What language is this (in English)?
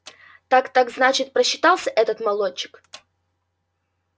Russian